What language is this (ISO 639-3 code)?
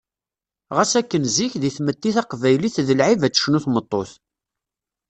kab